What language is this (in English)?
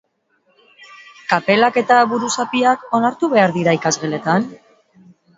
Basque